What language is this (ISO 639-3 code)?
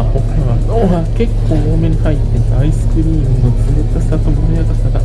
jpn